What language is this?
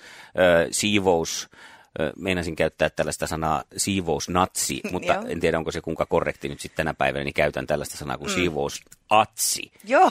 Finnish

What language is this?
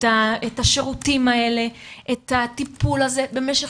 Hebrew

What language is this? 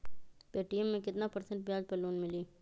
Magahi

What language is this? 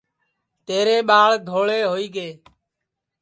Sansi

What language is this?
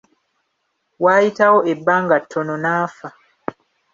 Ganda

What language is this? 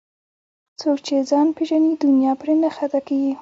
Pashto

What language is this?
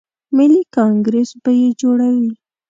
Pashto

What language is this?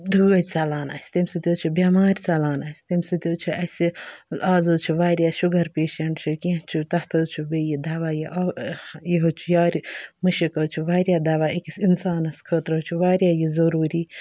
Kashmiri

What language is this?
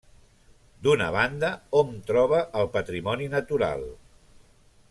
Catalan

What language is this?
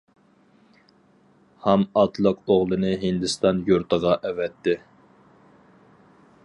Uyghur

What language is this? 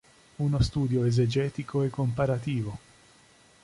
Italian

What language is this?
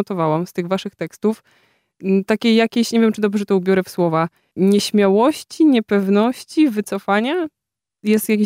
Polish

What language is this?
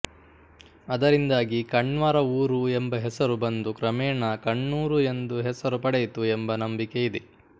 Kannada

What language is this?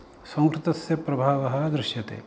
Sanskrit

